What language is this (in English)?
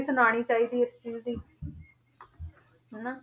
Punjabi